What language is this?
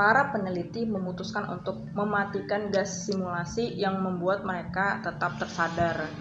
Indonesian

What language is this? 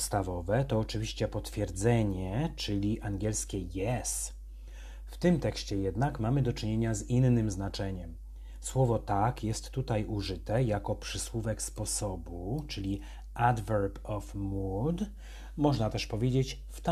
Polish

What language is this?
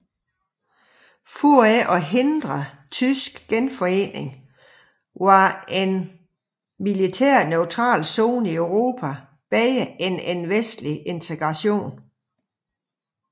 Danish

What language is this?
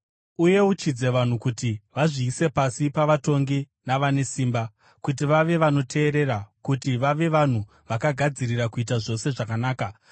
Shona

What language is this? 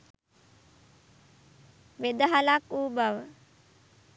Sinhala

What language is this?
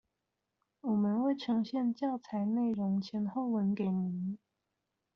Chinese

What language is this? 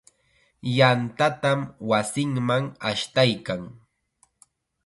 Chiquián Ancash Quechua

